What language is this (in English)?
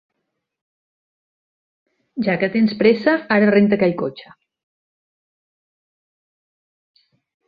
Catalan